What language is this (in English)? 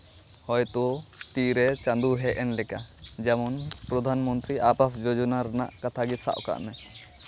Santali